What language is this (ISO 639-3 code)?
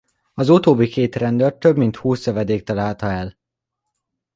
hun